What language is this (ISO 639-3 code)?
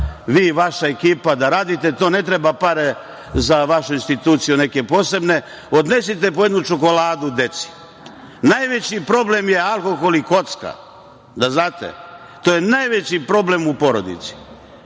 srp